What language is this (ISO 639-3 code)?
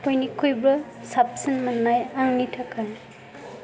brx